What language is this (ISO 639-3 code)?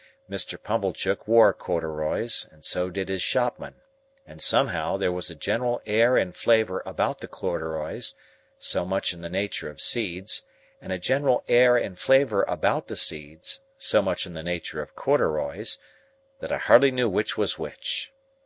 eng